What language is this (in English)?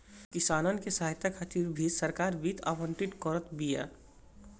Bhojpuri